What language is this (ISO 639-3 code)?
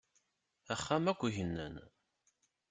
kab